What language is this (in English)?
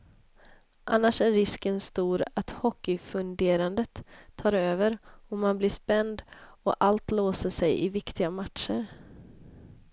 Swedish